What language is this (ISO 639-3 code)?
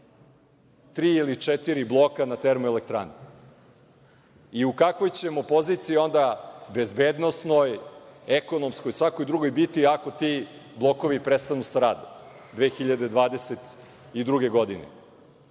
srp